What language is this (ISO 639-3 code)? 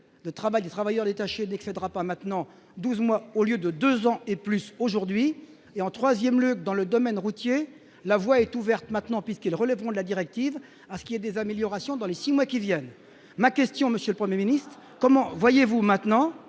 fra